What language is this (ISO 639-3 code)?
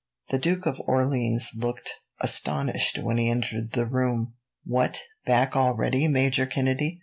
eng